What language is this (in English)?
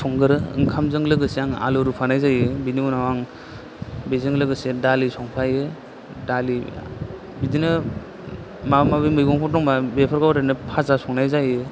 Bodo